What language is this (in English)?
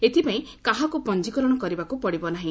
Odia